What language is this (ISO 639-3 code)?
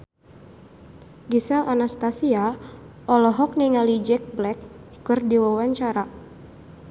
sun